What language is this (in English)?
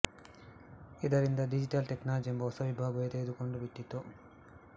Kannada